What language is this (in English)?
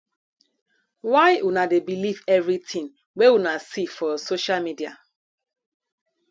Nigerian Pidgin